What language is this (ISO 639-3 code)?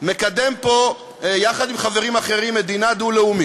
heb